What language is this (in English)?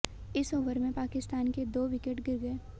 Hindi